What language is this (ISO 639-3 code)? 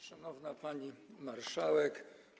pol